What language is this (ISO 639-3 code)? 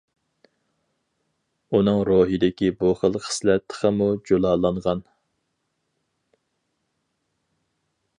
uig